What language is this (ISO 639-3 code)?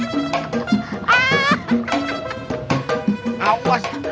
ind